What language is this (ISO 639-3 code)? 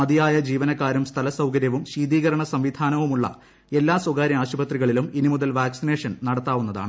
mal